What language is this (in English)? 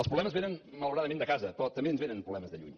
Catalan